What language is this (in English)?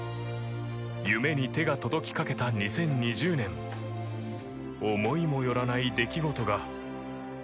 Japanese